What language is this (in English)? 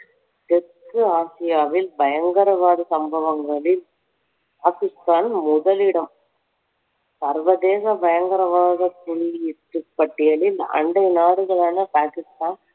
Tamil